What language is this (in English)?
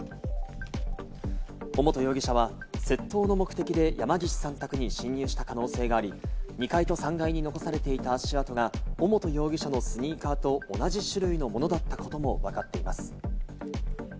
Japanese